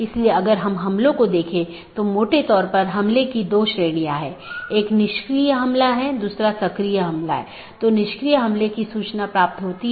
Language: Hindi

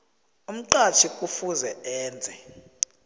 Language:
South Ndebele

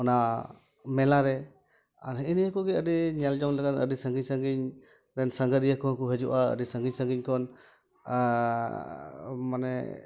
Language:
Santali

